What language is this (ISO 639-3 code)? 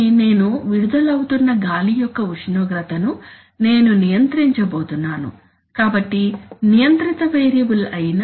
tel